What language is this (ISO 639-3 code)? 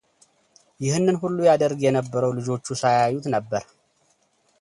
amh